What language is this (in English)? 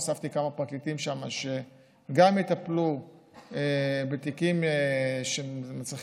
Hebrew